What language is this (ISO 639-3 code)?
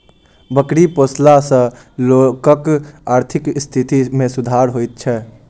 mai